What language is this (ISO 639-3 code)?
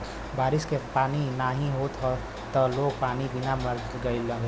bho